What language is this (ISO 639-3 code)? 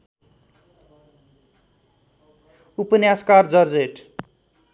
nep